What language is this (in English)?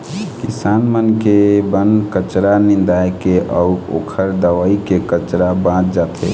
Chhattisgarhi